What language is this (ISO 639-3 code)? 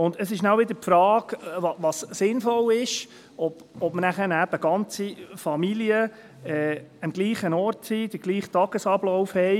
gsw